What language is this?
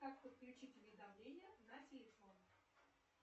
Russian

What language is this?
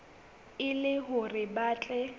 Southern Sotho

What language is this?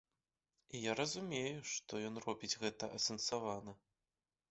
Belarusian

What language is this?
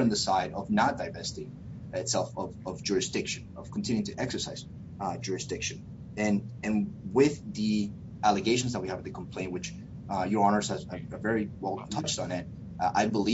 English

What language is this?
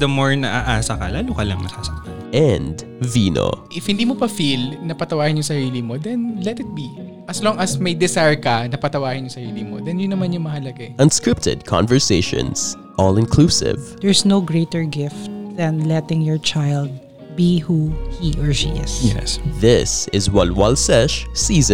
Filipino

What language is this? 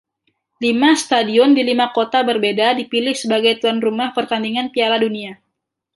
Indonesian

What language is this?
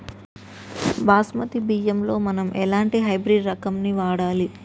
Telugu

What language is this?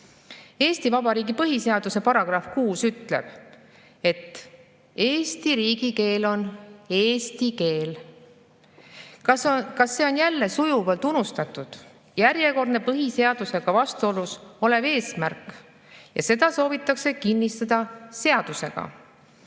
Estonian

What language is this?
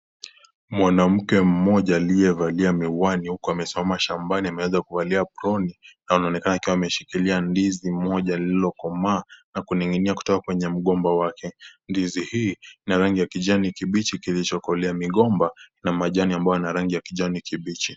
Swahili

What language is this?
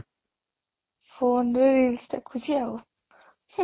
Odia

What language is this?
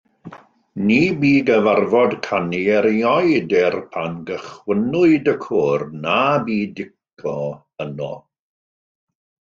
Welsh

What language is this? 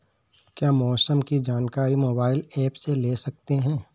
Hindi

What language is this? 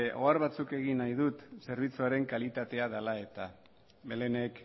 Basque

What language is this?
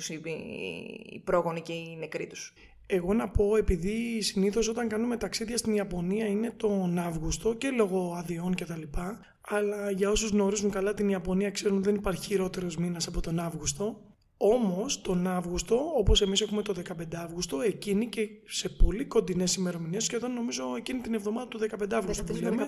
Greek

